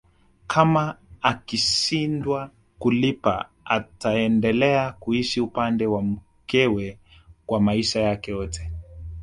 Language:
Swahili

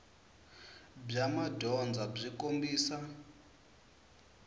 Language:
Tsonga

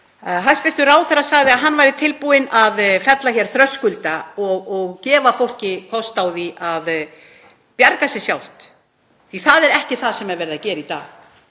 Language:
Icelandic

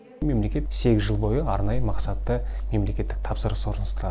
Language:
Kazakh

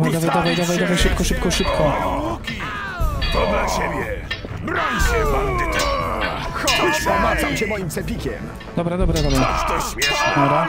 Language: Polish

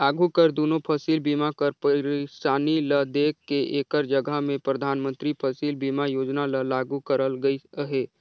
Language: Chhattisgarhi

